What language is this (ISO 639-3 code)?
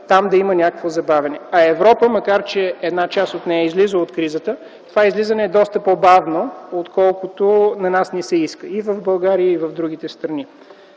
bul